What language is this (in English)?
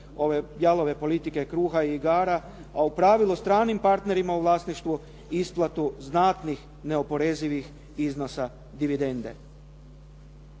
Croatian